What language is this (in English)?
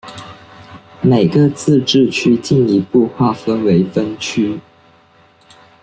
Chinese